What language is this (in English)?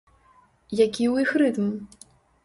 Belarusian